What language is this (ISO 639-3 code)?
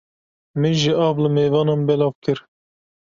kur